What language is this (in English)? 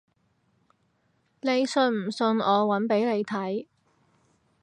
Cantonese